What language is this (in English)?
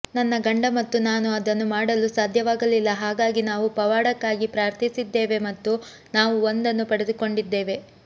Kannada